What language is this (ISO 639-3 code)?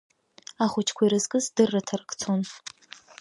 abk